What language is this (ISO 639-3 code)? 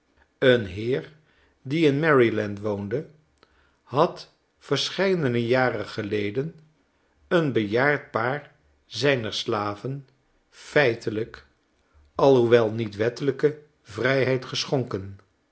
nld